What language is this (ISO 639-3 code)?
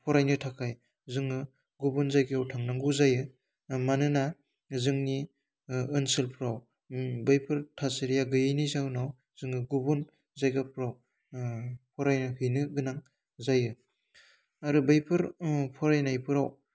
brx